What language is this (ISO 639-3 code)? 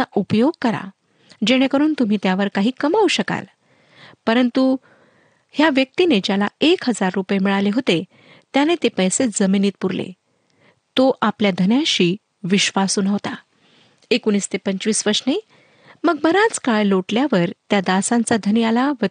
mar